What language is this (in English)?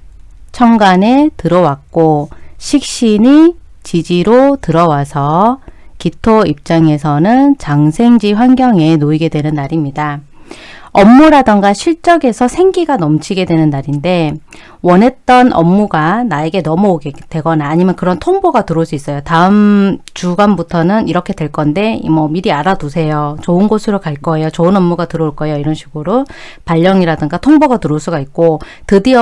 Korean